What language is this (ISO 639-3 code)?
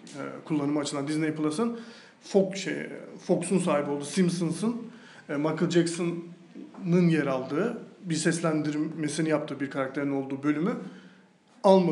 tur